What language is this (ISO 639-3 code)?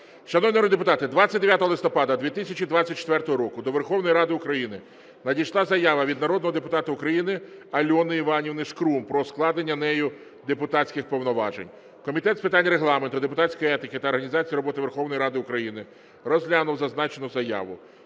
ukr